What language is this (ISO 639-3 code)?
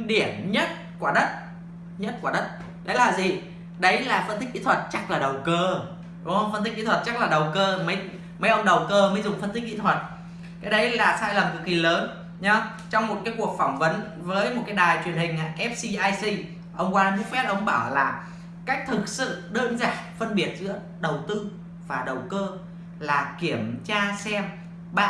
vie